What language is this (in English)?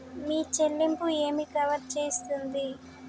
Telugu